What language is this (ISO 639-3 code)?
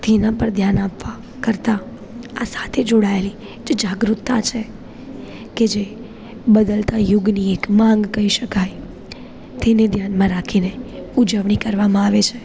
guj